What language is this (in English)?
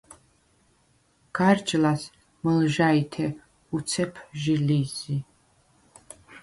Svan